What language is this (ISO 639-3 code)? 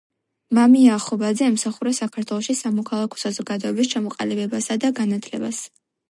kat